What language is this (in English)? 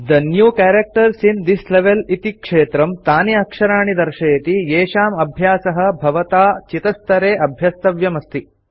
Sanskrit